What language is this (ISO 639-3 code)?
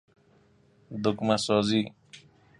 fas